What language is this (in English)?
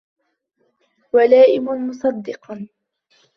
Arabic